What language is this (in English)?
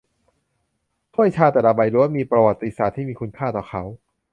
Thai